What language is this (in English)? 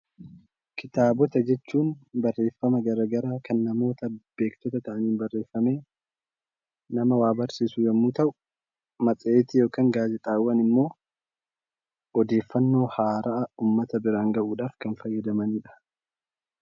Oromo